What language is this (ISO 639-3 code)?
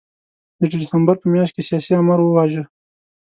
pus